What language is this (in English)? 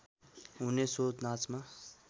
Nepali